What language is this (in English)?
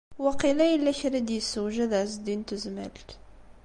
Kabyle